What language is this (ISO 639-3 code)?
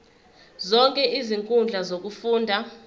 zul